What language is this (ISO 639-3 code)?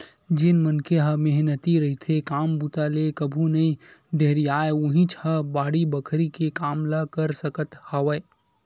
hne